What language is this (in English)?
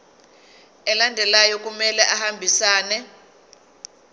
Zulu